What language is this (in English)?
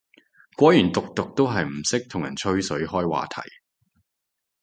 Cantonese